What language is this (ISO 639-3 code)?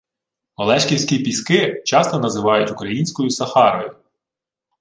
ukr